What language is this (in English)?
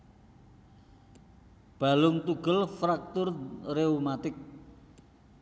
Javanese